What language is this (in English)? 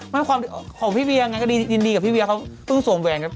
Thai